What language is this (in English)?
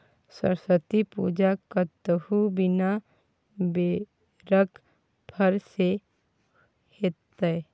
Maithili